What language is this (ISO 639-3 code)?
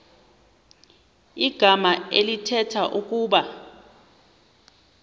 xho